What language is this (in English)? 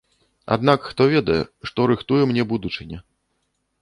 Belarusian